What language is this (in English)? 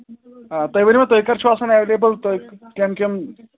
Kashmiri